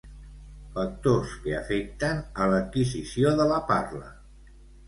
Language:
Catalan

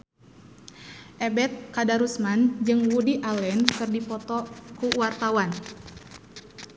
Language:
Sundanese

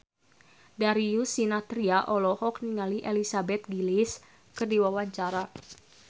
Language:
Sundanese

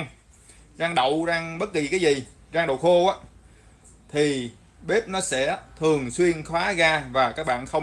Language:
Vietnamese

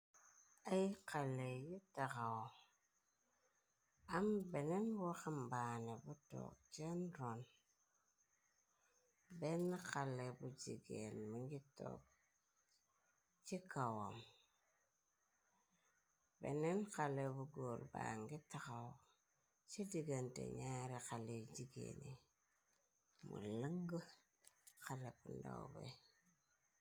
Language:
Wolof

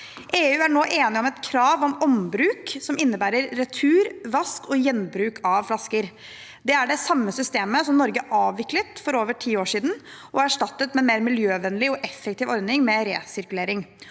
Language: Norwegian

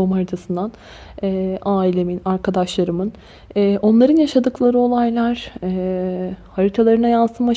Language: Turkish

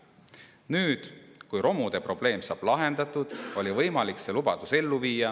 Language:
Estonian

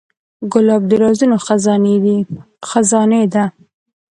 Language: Pashto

